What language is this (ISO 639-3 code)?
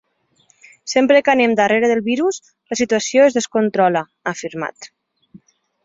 cat